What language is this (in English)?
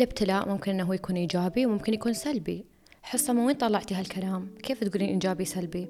Arabic